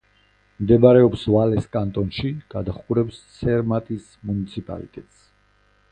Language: Georgian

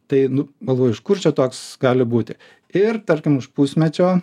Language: Lithuanian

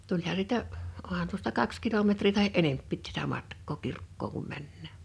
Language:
Finnish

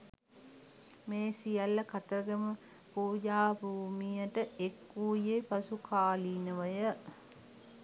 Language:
Sinhala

